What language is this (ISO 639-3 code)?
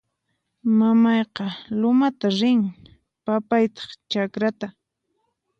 qxp